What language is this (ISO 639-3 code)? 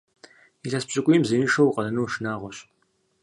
kbd